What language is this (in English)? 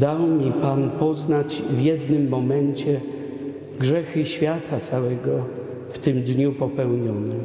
Polish